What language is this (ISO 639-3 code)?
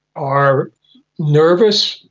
eng